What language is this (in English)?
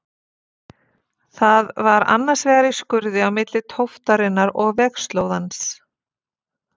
Icelandic